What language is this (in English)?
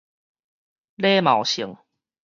Min Nan Chinese